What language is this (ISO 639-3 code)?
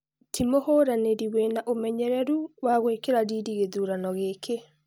kik